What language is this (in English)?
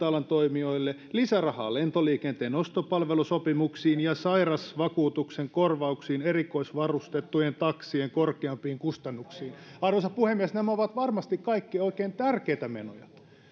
Finnish